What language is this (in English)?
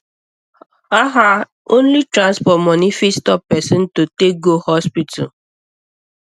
Nigerian Pidgin